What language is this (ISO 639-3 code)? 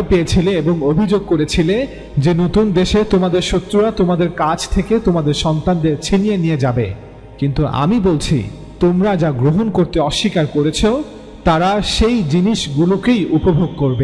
ara